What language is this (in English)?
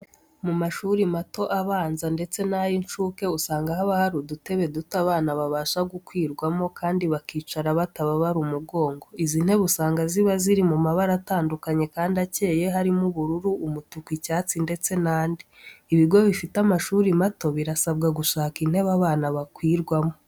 Kinyarwanda